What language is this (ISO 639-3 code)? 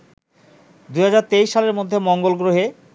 ben